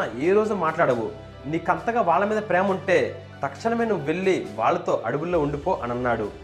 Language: Telugu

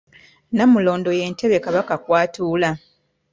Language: Ganda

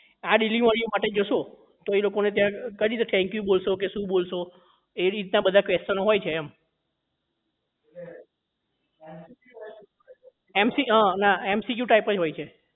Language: Gujarati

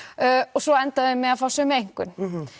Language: Icelandic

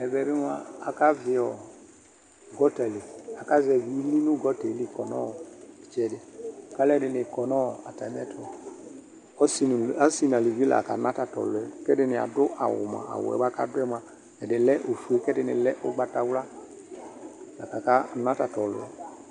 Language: Ikposo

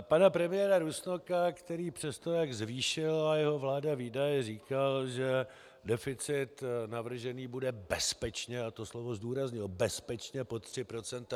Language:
Czech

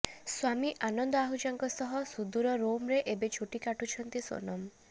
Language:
Odia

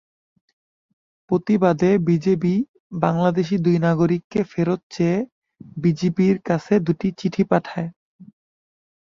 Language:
Bangla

